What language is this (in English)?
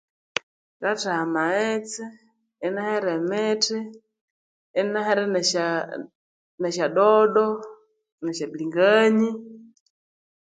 Konzo